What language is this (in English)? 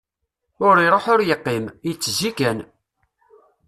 Kabyle